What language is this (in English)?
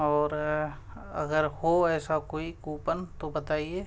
Urdu